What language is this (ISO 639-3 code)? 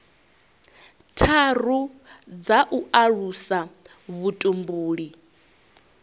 ven